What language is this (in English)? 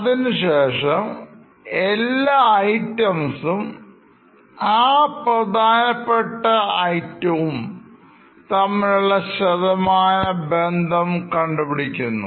Malayalam